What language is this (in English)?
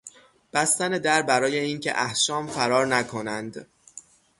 Persian